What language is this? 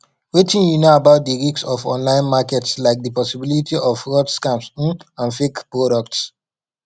Nigerian Pidgin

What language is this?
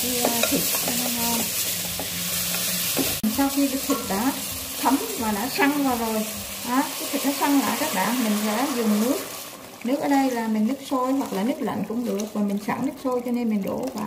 Vietnamese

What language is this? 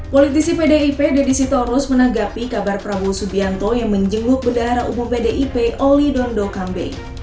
Indonesian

